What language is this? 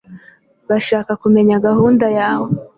Kinyarwanda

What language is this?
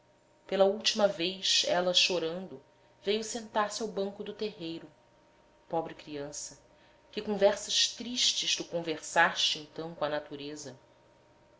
Portuguese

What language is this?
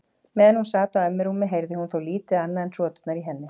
Icelandic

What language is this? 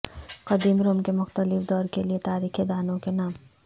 Urdu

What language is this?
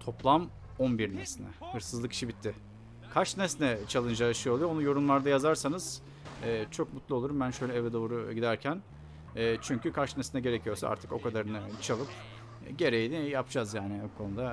Turkish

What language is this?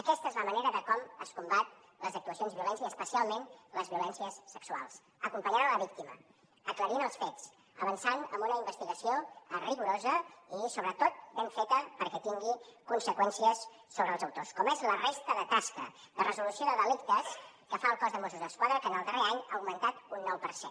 Catalan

